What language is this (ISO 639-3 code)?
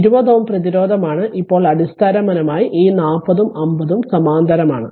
mal